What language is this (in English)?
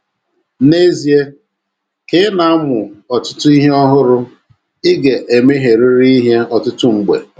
Igbo